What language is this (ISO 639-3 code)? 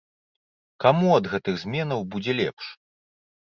bel